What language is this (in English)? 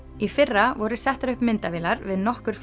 Icelandic